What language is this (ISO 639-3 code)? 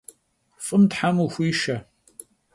kbd